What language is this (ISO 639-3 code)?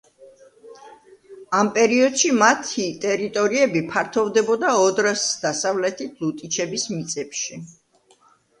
kat